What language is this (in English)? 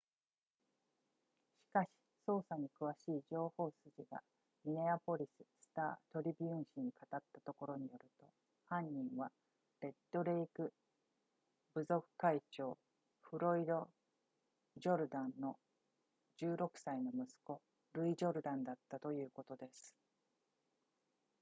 Japanese